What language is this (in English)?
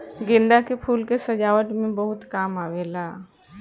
Bhojpuri